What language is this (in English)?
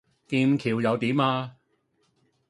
Cantonese